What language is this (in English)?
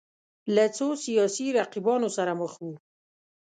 Pashto